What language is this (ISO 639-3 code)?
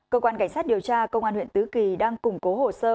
vie